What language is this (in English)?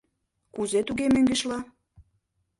Mari